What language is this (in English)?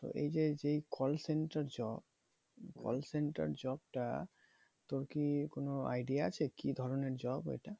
Bangla